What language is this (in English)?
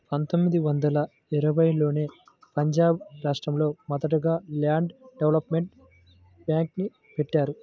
Telugu